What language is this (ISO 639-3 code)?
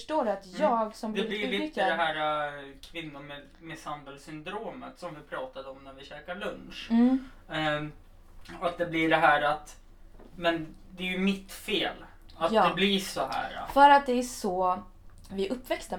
swe